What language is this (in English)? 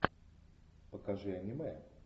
Russian